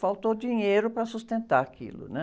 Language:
Portuguese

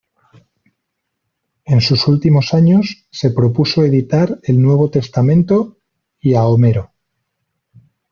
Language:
Spanish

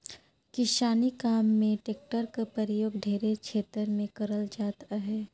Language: Chhattisgarhi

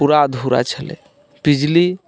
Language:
Maithili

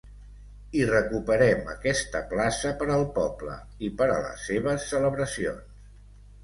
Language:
Catalan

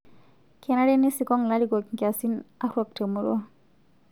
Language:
Masai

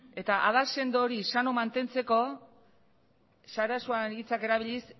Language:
Basque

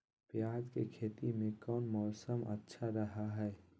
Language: Magahi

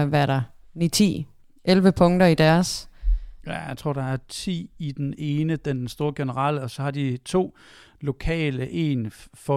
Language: Danish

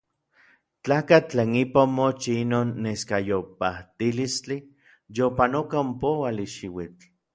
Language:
Orizaba Nahuatl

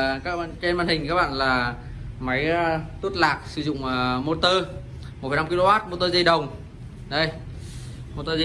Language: Vietnamese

